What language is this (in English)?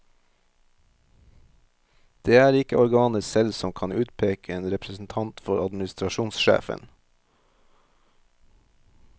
Norwegian